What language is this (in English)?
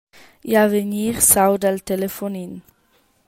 Romansh